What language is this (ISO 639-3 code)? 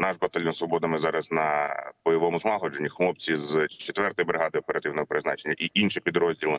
ukr